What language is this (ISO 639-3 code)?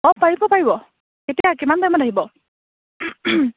asm